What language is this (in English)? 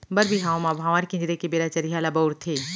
Chhattisgarhi